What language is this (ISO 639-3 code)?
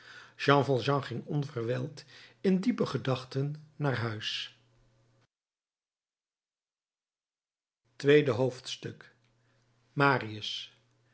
nld